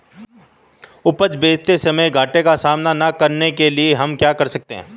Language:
Hindi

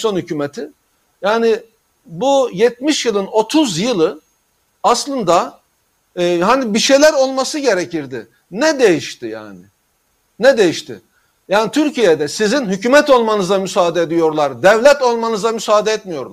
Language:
Turkish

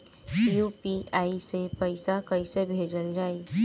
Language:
Bhojpuri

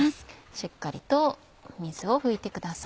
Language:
Japanese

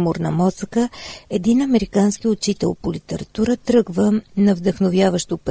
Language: Bulgarian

